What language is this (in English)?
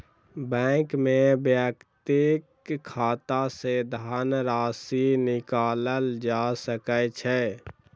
Maithili